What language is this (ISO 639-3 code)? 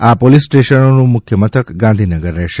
guj